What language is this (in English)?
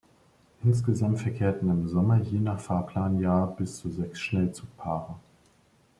German